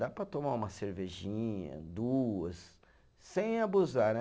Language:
Portuguese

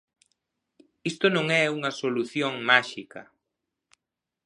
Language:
Galician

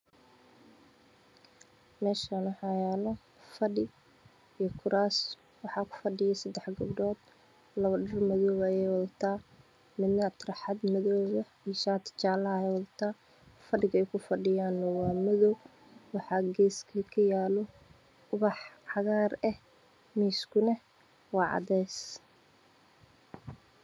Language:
Somali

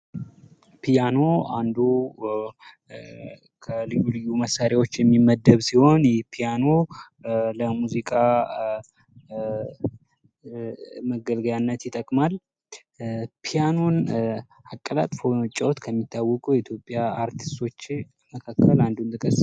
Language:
Amharic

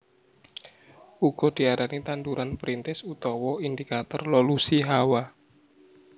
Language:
Javanese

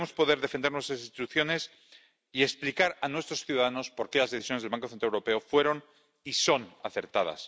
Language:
Spanish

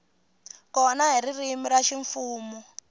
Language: Tsonga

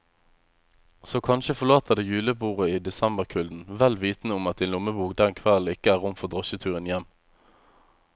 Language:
Norwegian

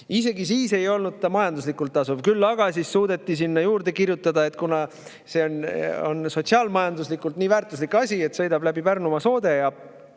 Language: Estonian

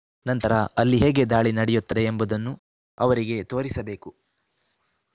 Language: Kannada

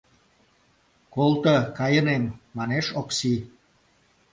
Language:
Mari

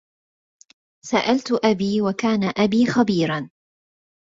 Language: Arabic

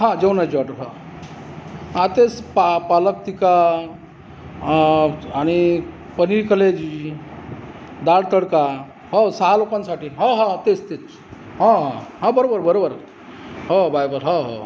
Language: Marathi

